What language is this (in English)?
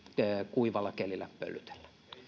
Finnish